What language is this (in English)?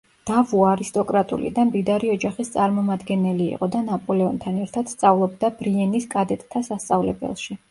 Georgian